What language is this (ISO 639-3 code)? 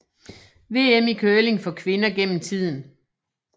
dan